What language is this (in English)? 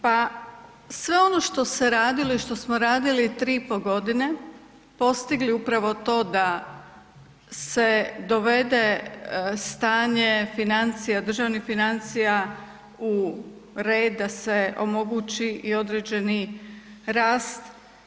Croatian